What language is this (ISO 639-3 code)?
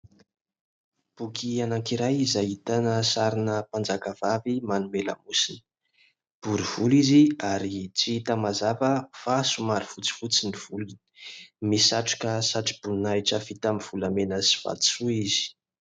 mlg